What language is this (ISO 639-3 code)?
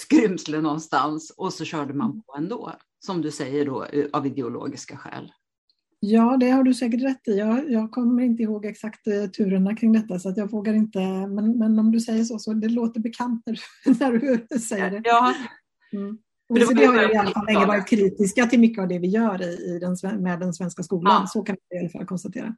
swe